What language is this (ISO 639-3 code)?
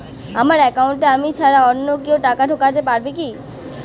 ben